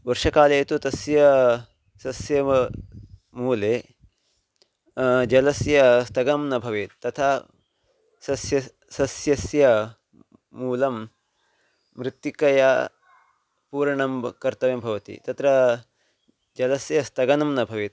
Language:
Sanskrit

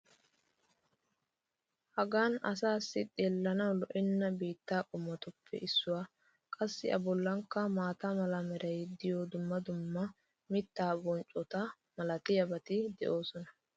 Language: Wolaytta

